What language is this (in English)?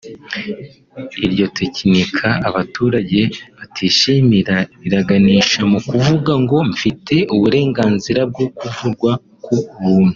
Kinyarwanda